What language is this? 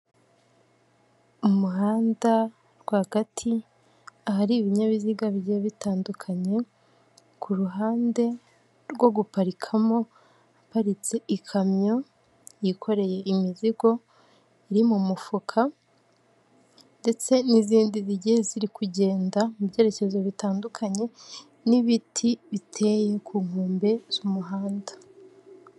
Kinyarwanda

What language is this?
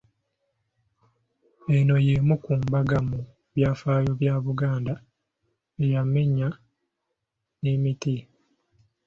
Ganda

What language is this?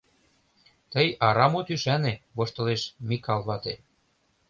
Mari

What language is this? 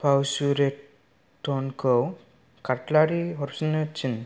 Bodo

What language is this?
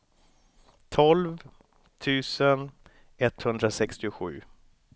Swedish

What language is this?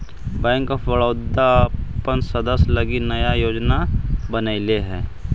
Magahi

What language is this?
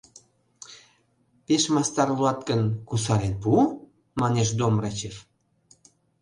Mari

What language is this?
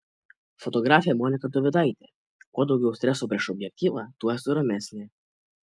Lithuanian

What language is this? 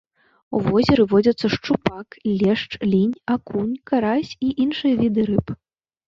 Belarusian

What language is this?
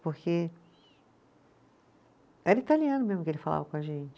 Portuguese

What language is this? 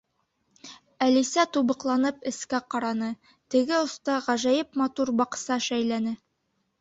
Bashkir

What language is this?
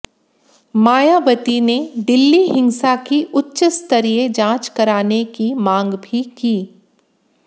Hindi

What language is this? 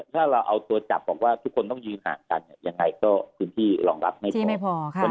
Thai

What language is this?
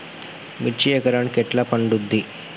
Telugu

